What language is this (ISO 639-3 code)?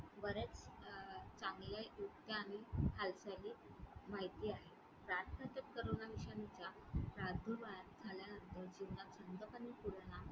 mar